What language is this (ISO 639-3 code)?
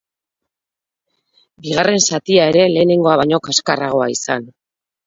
eus